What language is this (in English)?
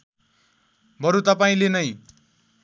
Nepali